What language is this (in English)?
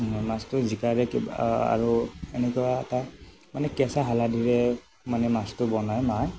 Assamese